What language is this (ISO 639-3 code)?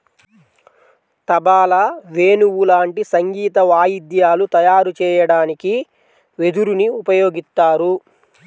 tel